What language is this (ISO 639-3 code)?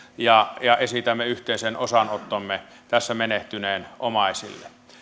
fin